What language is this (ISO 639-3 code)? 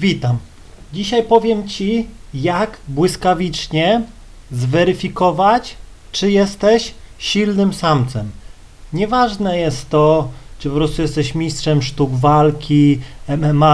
pol